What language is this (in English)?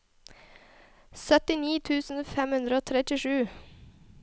Norwegian